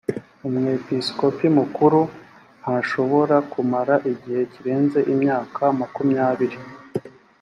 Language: Kinyarwanda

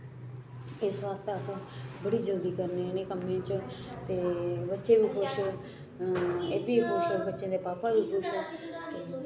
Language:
Dogri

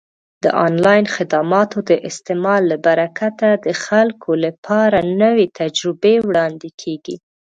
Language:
Pashto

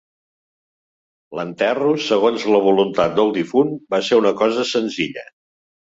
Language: Catalan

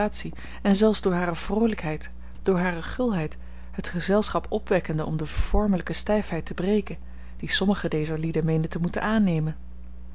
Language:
Dutch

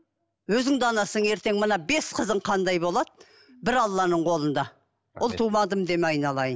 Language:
Kazakh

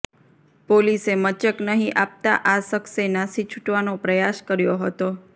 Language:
Gujarati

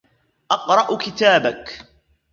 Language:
Arabic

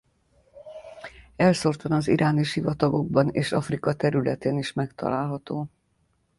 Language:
Hungarian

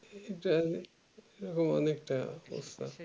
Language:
Bangla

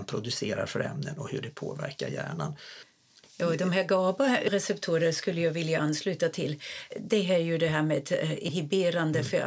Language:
Swedish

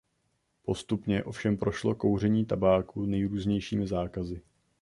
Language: Czech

